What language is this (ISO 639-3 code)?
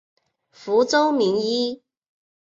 zho